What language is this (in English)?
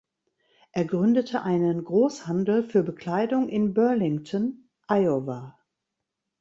German